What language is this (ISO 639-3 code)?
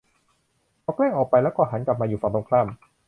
tha